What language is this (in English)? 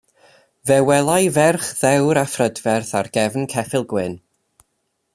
Welsh